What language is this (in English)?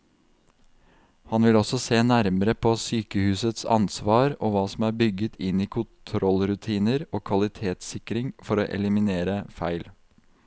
Norwegian